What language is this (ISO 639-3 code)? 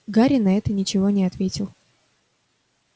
rus